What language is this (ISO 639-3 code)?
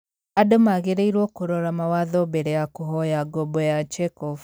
kik